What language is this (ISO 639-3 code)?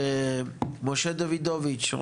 heb